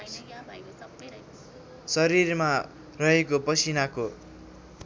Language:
Nepali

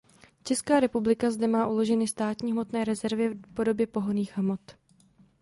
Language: Czech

